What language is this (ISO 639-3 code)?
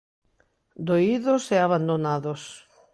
glg